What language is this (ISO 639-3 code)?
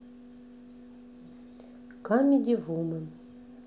rus